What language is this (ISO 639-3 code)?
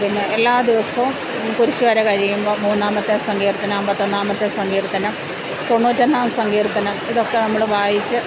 mal